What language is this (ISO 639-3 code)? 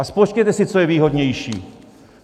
ces